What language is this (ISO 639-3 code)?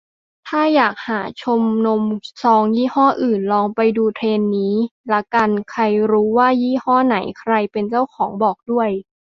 tha